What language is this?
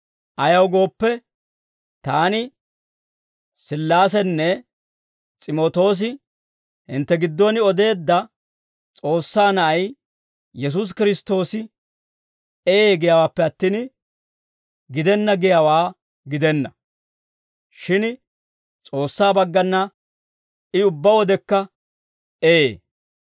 Dawro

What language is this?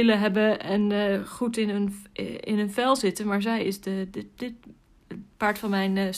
Dutch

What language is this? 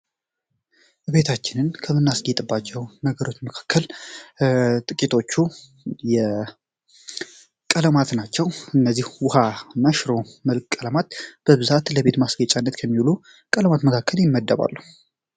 Amharic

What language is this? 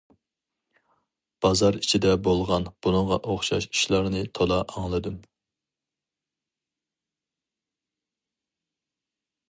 Uyghur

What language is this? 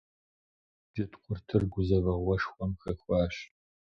Kabardian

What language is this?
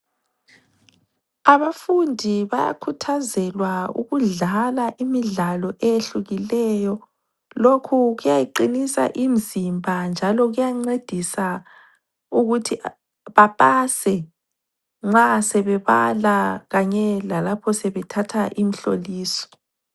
North Ndebele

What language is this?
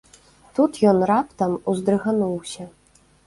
Belarusian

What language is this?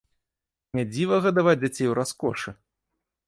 Belarusian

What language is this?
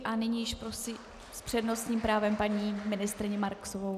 Czech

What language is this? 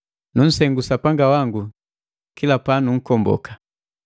Matengo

